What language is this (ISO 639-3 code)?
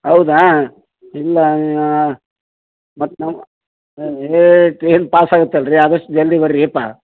kan